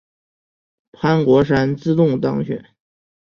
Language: Chinese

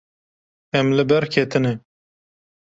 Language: Kurdish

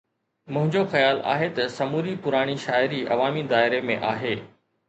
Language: Sindhi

